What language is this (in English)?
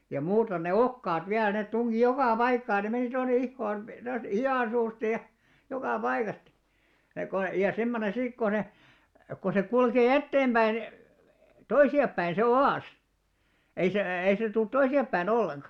Finnish